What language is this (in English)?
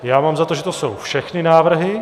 Czech